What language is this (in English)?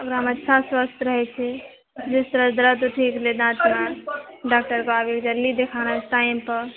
Maithili